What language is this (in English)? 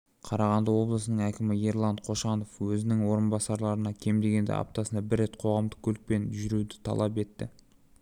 Kazakh